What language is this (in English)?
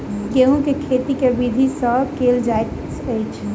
Maithili